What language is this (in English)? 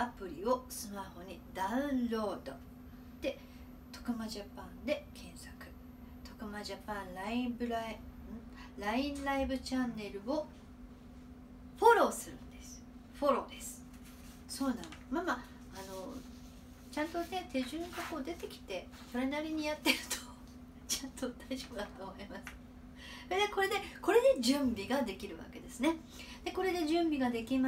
Japanese